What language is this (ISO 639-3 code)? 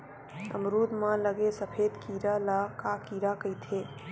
hne